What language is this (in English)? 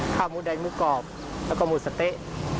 Thai